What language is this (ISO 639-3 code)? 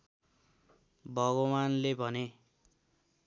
nep